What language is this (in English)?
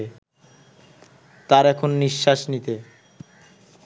Bangla